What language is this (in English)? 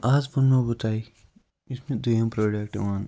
Kashmiri